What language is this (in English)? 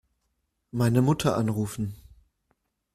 German